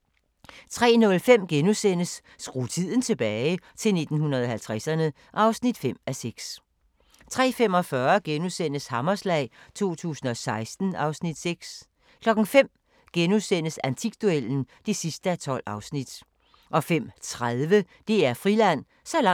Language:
Danish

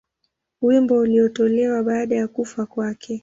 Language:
Swahili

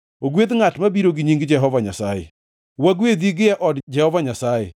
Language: Luo (Kenya and Tanzania)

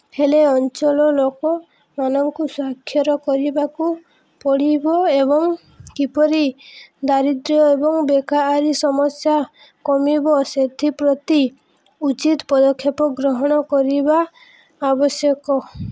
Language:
Odia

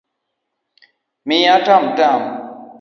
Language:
Luo (Kenya and Tanzania)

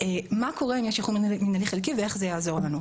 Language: Hebrew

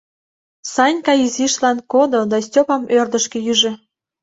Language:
Mari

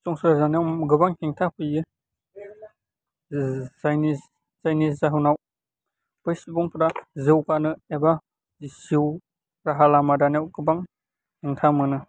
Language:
Bodo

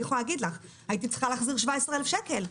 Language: Hebrew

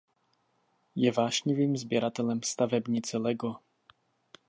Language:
Czech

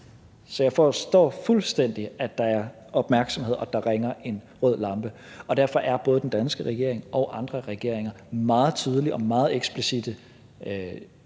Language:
Danish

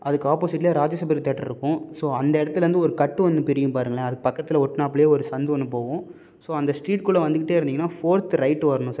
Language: Tamil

